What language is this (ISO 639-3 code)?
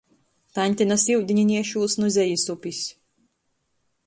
ltg